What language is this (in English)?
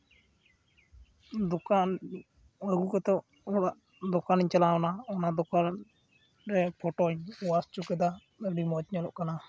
Santali